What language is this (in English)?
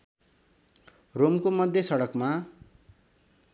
Nepali